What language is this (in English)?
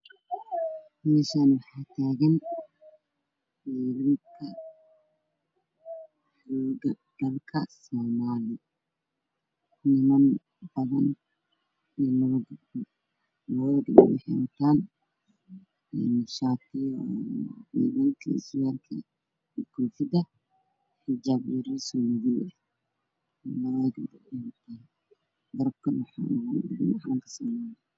Somali